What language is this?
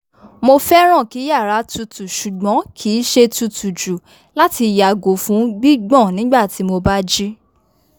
Yoruba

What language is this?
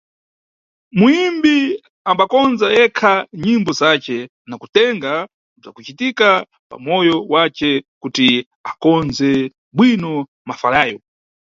Nyungwe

